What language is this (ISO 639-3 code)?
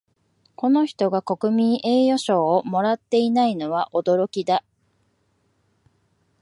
jpn